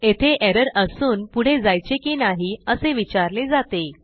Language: Marathi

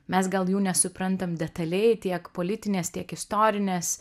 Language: Lithuanian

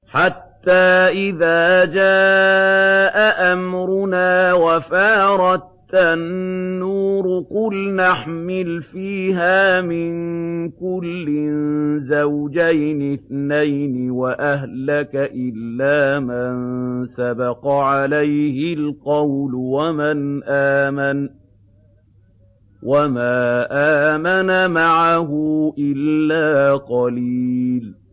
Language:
Arabic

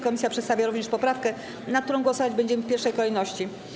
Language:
Polish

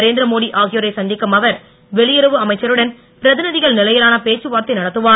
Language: Tamil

